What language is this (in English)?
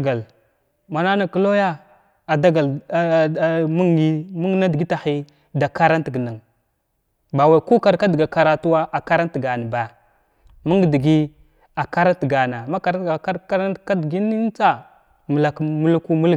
Glavda